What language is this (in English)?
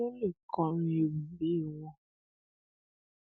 Yoruba